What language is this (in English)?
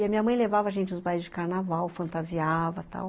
Portuguese